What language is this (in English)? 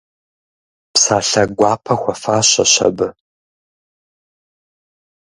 Kabardian